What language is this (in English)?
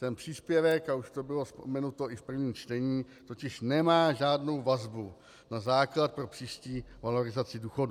Czech